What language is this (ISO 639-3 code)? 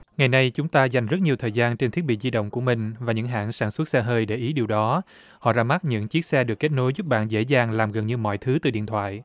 vie